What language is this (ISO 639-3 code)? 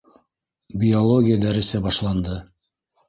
bak